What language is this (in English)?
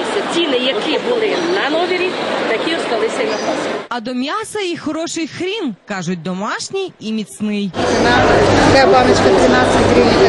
Ukrainian